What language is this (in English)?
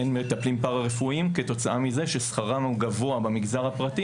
Hebrew